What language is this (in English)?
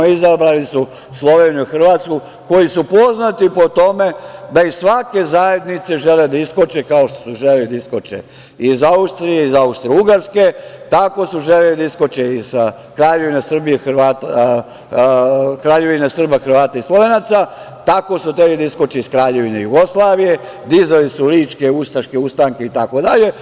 Serbian